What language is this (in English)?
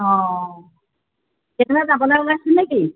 Assamese